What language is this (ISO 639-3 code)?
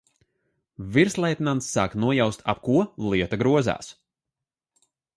lav